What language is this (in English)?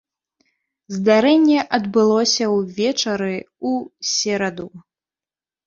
Belarusian